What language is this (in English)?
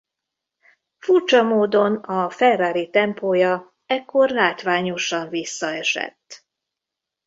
Hungarian